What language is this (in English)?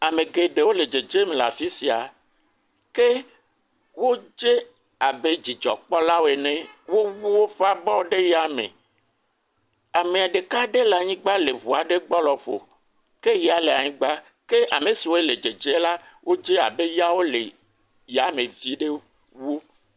Ewe